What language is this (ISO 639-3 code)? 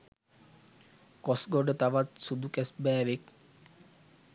sin